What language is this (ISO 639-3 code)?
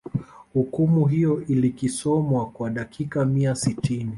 swa